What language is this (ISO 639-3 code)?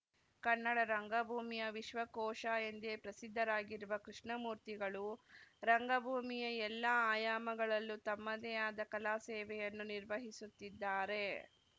kan